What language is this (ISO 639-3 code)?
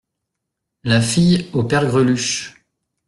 fra